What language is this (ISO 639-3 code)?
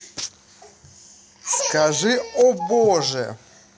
rus